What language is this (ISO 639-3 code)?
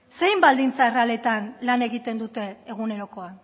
eus